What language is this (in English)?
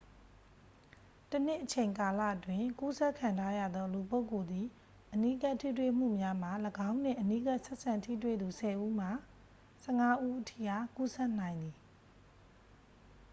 Burmese